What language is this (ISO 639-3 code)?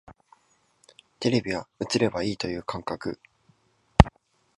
jpn